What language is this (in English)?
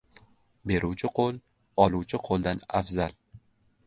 Uzbek